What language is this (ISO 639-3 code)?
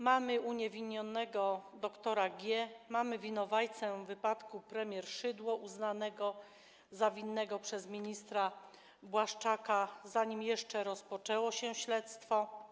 pol